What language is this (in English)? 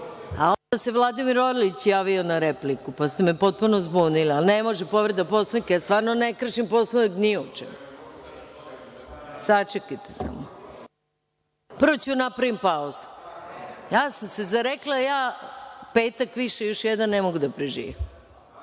Serbian